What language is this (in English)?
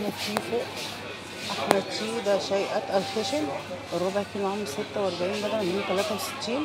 Arabic